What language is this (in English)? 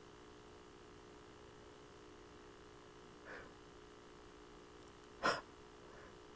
English